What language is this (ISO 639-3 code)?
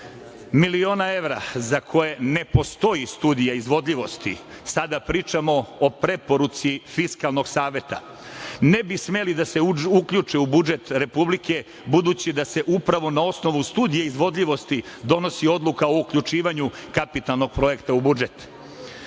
srp